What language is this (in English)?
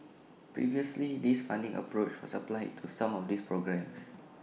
English